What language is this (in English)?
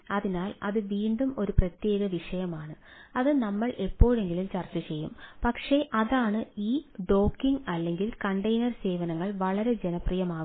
Malayalam